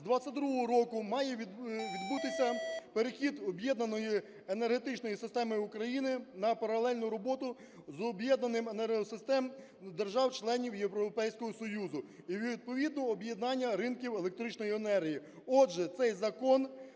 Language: Ukrainian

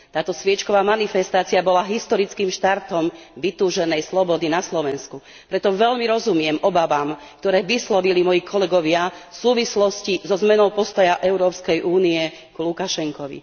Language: Slovak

